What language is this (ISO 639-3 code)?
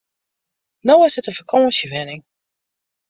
fry